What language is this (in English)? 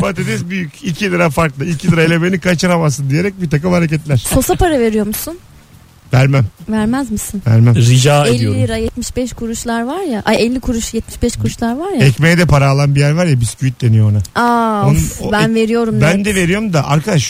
Turkish